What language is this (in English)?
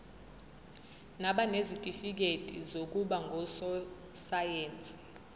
Zulu